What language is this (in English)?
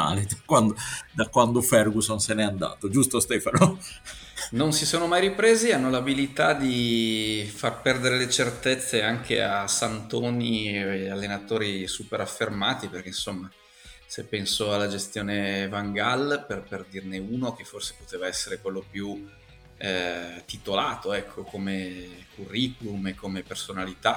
Italian